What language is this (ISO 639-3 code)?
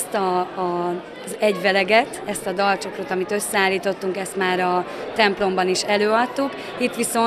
hun